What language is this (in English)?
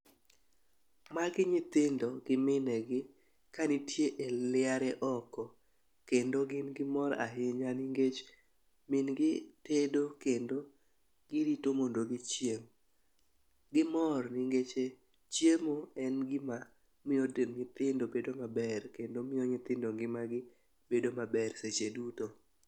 Luo (Kenya and Tanzania)